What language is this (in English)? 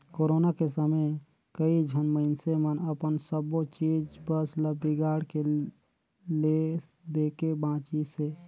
Chhattisgarhi